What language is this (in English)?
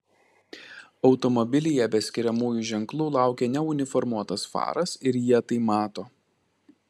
Lithuanian